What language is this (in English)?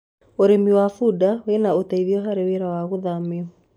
Kikuyu